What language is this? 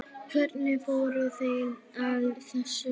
Icelandic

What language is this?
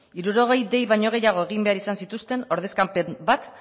Basque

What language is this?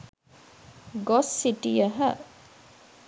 Sinhala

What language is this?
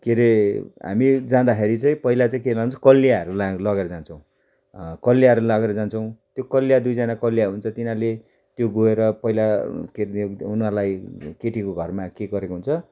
Nepali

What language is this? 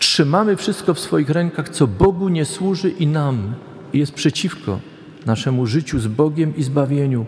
Polish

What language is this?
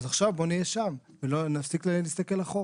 Hebrew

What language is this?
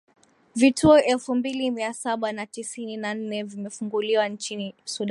Swahili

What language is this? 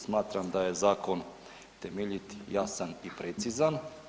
Croatian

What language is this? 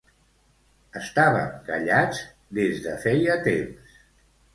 Catalan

